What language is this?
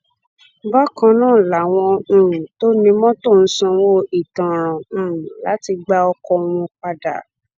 Yoruba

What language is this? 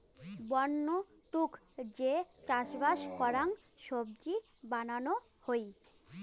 Bangla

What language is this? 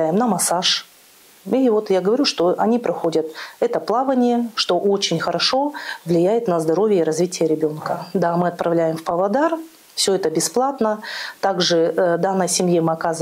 Russian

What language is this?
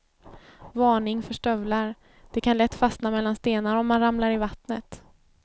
Swedish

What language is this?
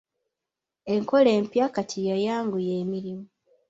Ganda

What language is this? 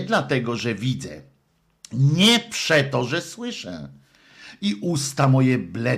Polish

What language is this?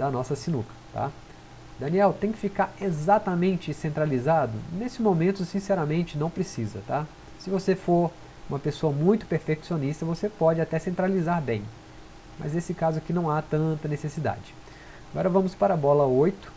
Portuguese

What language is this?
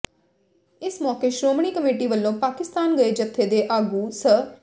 Punjabi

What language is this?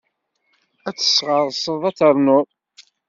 Kabyle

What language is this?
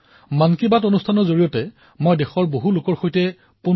Assamese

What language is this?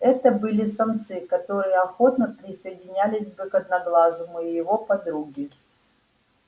Russian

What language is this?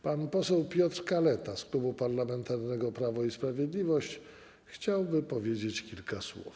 Polish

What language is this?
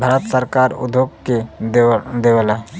Bhojpuri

